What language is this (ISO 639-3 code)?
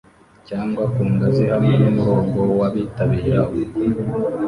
kin